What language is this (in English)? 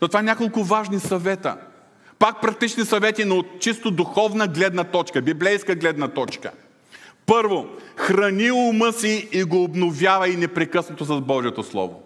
Bulgarian